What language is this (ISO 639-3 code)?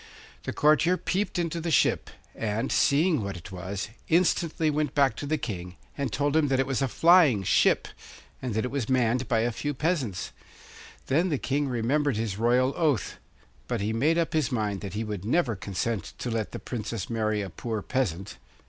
eng